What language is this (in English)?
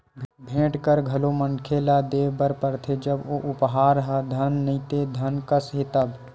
Chhattisgarhi